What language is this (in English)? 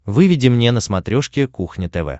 Russian